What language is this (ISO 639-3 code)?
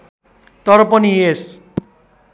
nep